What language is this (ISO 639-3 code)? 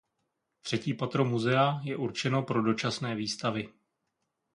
ces